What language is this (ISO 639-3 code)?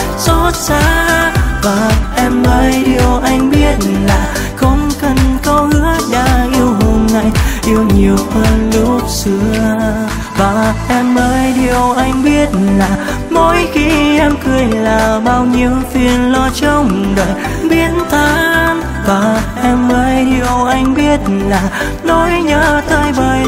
vie